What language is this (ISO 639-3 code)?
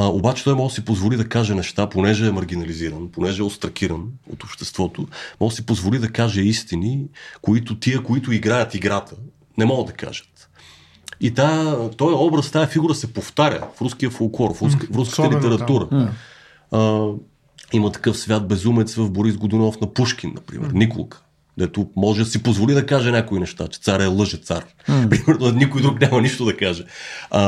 bul